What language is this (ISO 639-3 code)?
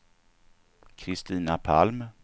swe